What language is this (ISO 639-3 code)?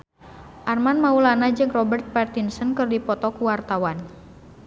sun